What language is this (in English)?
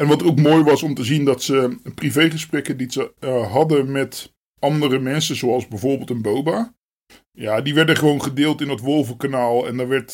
Dutch